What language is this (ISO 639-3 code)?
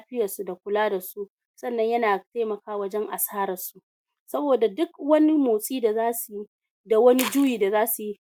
hau